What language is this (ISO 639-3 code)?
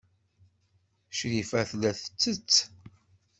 kab